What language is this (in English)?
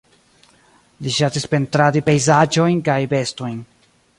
Esperanto